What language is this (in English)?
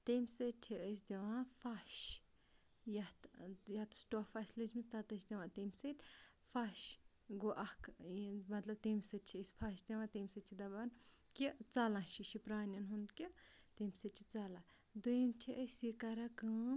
Kashmiri